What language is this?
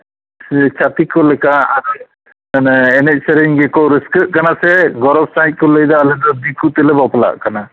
Santali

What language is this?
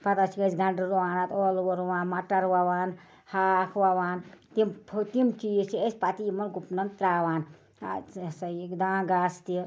Kashmiri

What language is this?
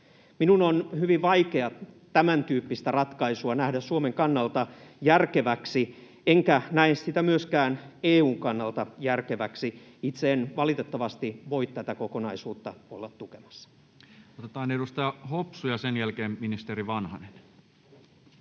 Finnish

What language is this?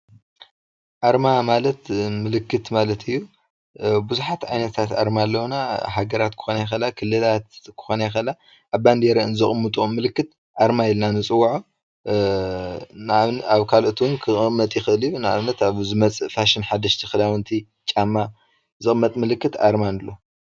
Tigrinya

